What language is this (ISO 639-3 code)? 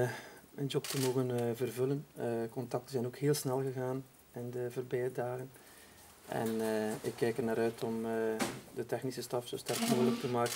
nld